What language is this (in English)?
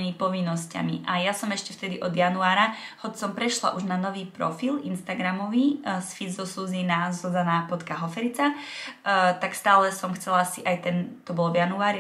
Czech